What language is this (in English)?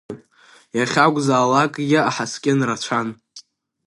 Abkhazian